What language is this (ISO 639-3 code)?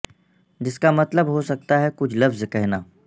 urd